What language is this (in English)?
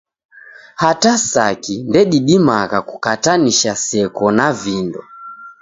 Taita